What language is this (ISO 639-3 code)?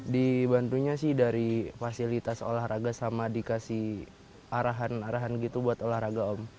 ind